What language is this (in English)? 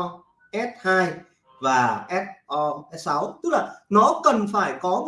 Vietnamese